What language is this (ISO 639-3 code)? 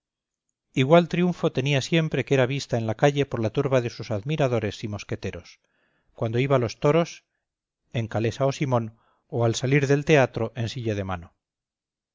spa